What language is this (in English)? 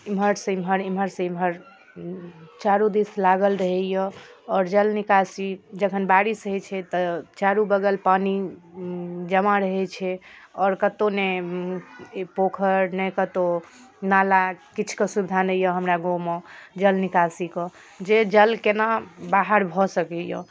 Maithili